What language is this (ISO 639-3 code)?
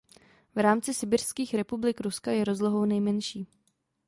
ces